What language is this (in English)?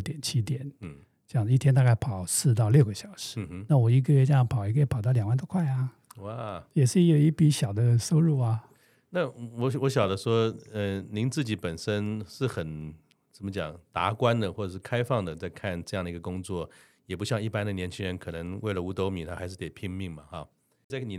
Chinese